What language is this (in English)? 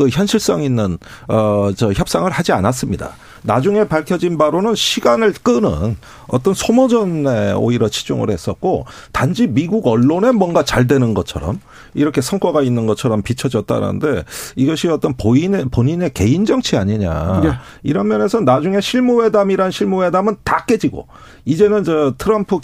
Korean